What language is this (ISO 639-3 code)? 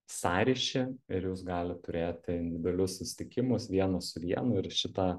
lit